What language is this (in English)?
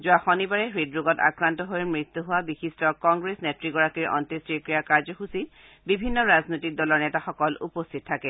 Assamese